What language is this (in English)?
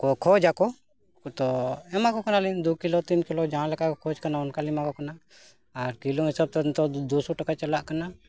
Santali